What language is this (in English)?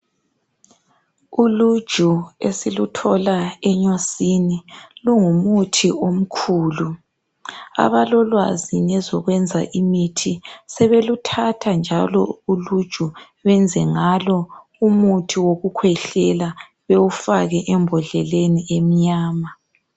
North Ndebele